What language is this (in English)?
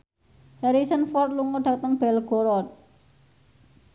Javanese